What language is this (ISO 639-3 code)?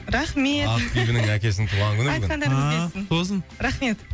kaz